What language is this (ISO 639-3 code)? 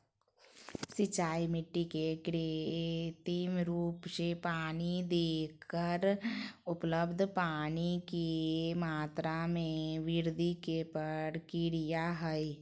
mag